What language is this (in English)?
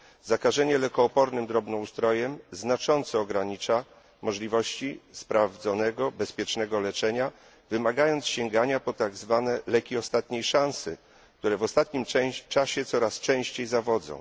Polish